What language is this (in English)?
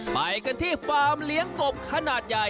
Thai